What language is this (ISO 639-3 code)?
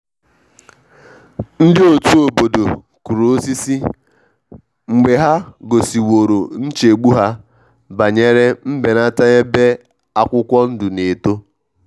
ibo